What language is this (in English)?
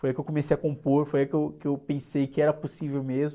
Portuguese